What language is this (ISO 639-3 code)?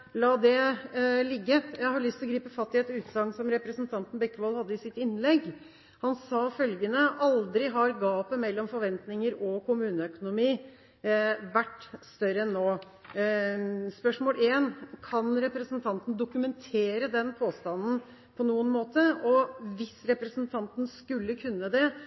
nob